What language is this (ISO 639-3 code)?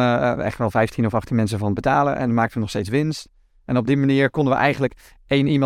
nld